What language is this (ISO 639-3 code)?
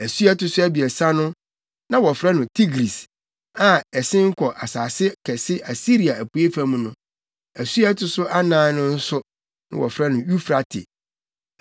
aka